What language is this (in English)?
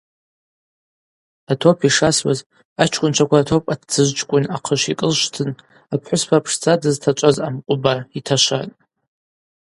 Abaza